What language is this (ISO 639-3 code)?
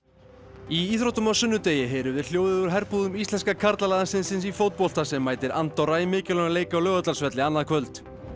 isl